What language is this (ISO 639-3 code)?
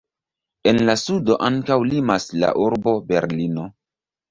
epo